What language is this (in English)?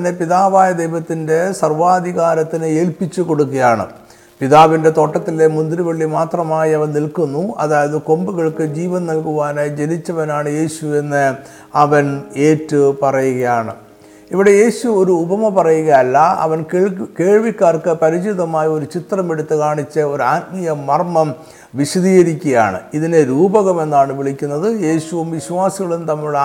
Malayalam